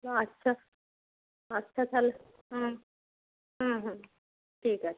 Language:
Bangla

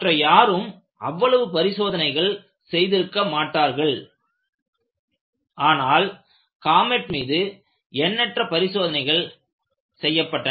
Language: Tamil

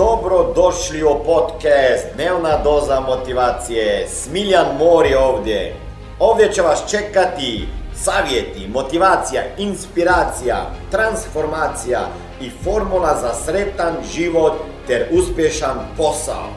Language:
Croatian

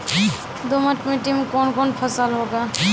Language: Maithili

